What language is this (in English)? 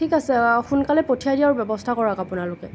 Assamese